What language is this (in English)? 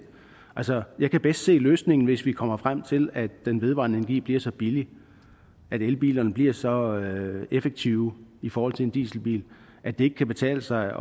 Danish